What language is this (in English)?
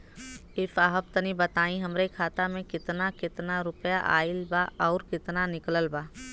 Bhojpuri